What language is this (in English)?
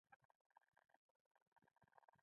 Pashto